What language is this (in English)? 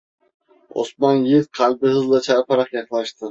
Turkish